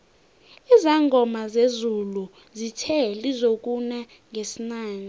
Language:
South Ndebele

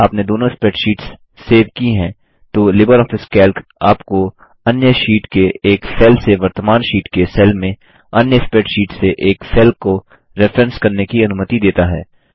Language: Hindi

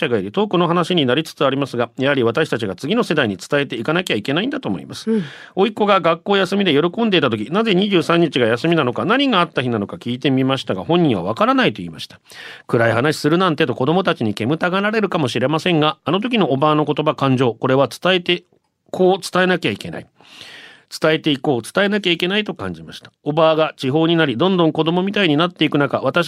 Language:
Japanese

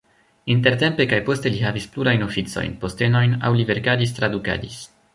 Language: Esperanto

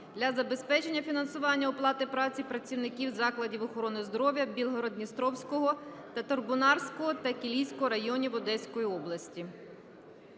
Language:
Ukrainian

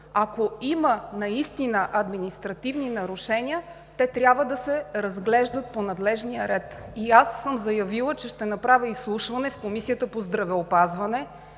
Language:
Bulgarian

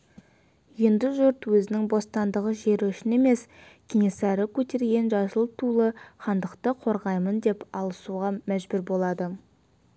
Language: Kazakh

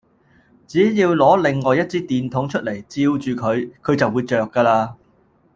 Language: Cantonese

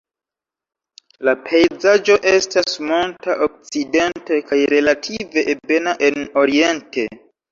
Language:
Esperanto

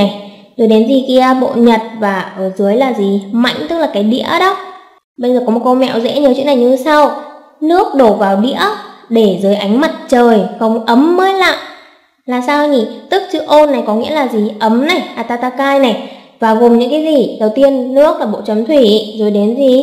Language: Vietnamese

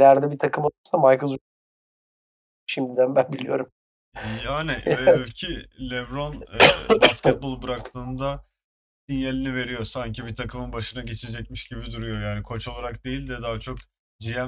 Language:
Turkish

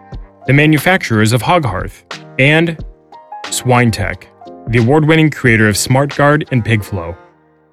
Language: English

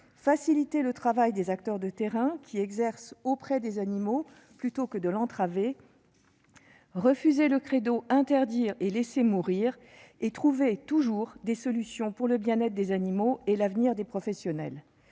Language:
French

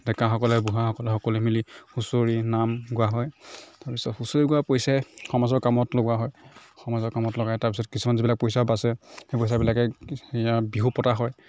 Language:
Assamese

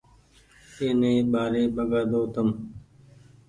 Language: Goaria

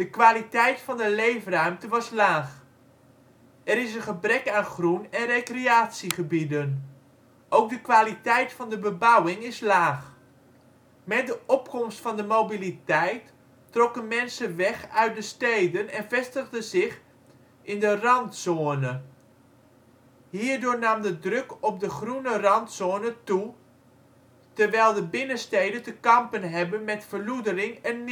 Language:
Dutch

